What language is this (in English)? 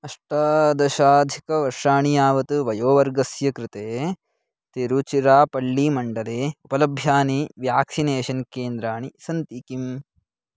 Sanskrit